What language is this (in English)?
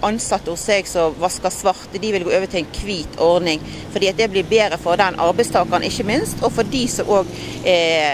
Norwegian